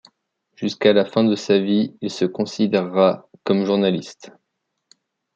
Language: French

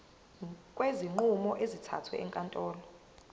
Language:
Zulu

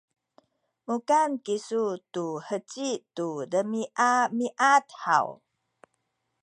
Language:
Sakizaya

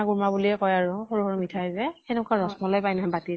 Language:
Assamese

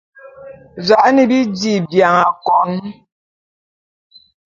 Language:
Bulu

